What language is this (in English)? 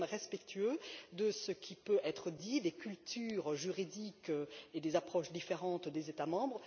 French